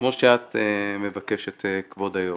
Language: Hebrew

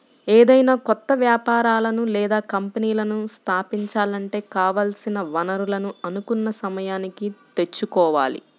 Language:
Telugu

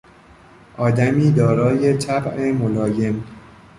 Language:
Persian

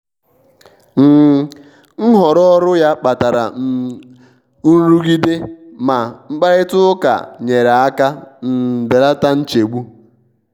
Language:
Igbo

